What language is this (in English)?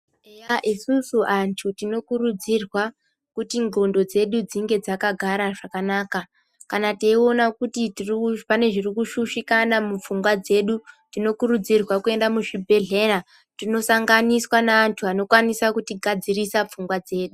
Ndau